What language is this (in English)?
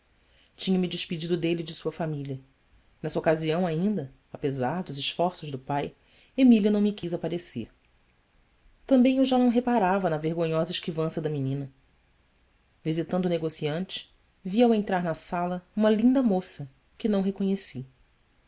Portuguese